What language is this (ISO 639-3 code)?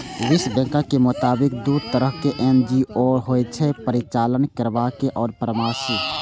mai